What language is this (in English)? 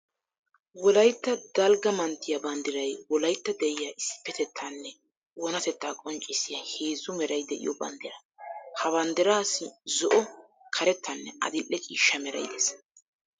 Wolaytta